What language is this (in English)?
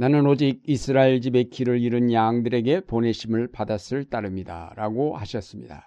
Korean